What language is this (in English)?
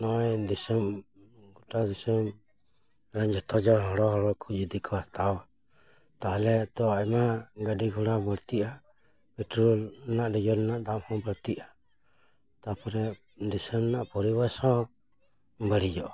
Santali